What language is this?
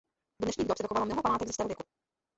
Czech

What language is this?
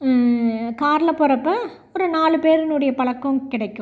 Tamil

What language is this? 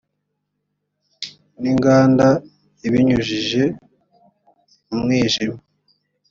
Kinyarwanda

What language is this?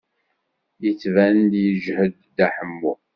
Kabyle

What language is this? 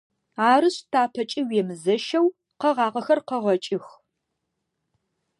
Adyghe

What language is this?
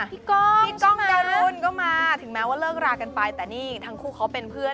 Thai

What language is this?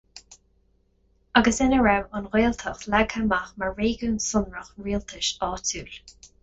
Irish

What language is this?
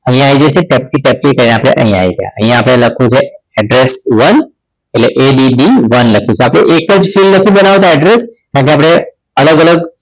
Gujarati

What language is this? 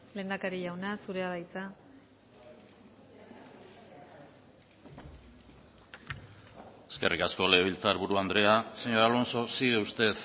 Basque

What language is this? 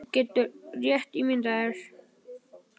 Icelandic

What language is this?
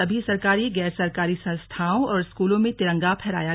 Hindi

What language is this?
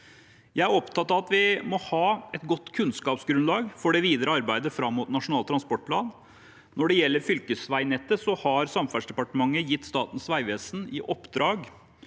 Norwegian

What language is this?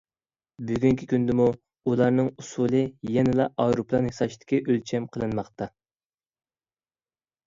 Uyghur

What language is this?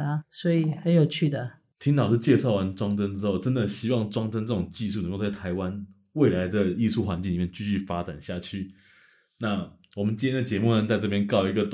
Chinese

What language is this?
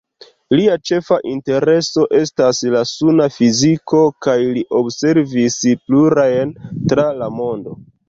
Esperanto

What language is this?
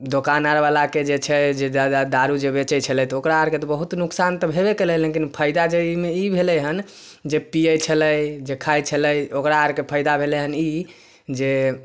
Maithili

